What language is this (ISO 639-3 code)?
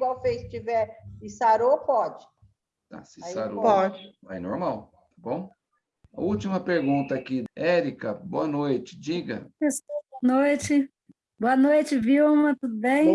por